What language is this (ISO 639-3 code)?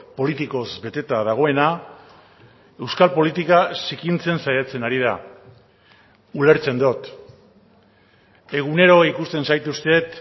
eus